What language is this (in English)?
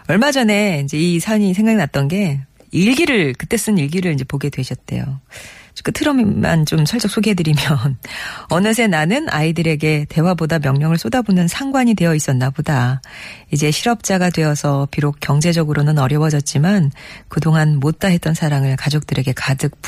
Korean